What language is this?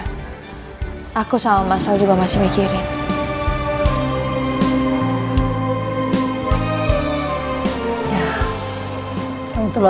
Indonesian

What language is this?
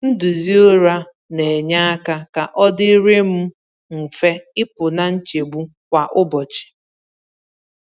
Igbo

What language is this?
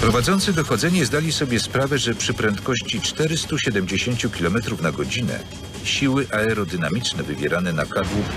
Polish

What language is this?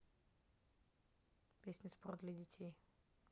Russian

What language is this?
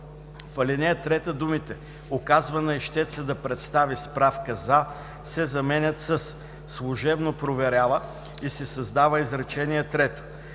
Bulgarian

